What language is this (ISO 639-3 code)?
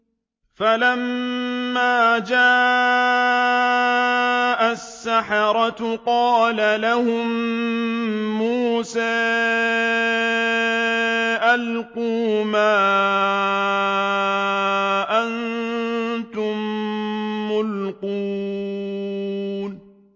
ara